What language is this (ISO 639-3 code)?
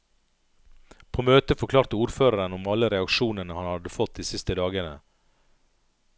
nor